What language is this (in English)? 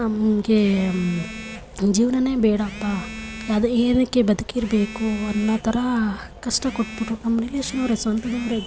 Kannada